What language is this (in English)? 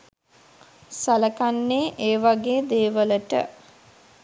Sinhala